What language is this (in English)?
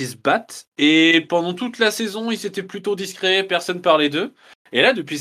French